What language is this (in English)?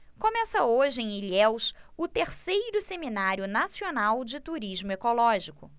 Portuguese